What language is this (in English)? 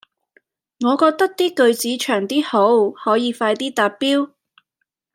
Cantonese